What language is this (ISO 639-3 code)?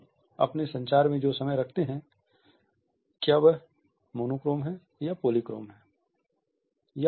hin